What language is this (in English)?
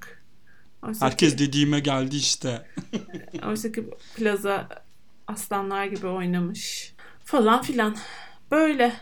Turkish